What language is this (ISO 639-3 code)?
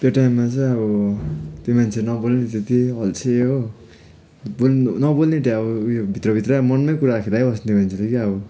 nep